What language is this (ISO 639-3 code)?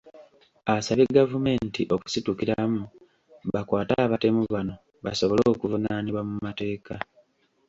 lug